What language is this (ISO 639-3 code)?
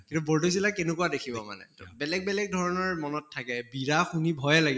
asm